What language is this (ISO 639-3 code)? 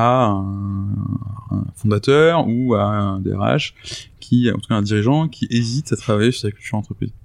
fra